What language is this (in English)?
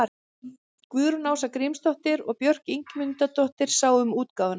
Icelandic